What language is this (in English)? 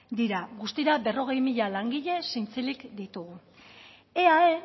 Basque